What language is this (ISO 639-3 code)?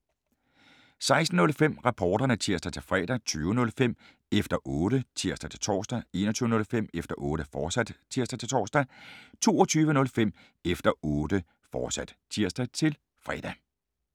dan